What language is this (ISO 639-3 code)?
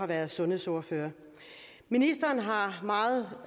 dan